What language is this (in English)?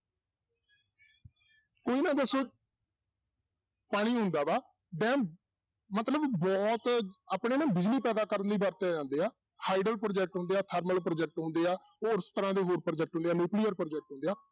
Punjabi